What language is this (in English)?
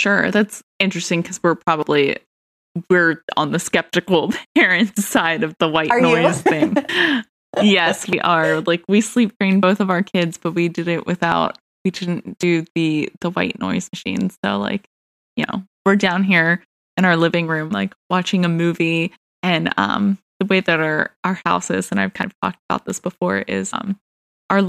English